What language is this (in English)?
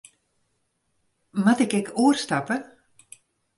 Western Frisian